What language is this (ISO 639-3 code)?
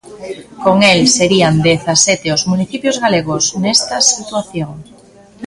glg